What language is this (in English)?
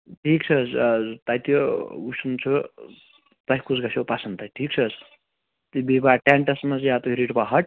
Kashmiri